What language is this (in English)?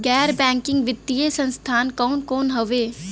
Bhojpuri